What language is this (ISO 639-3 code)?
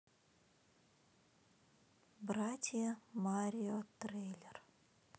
rus